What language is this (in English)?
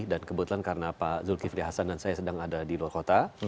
Indonesian